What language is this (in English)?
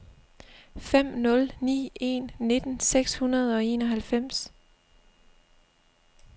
Danish